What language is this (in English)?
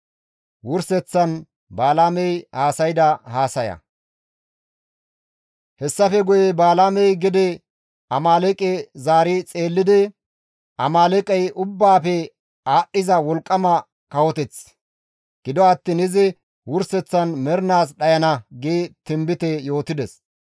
Gamo